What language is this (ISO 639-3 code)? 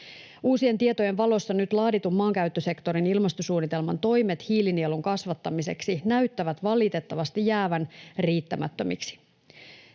fin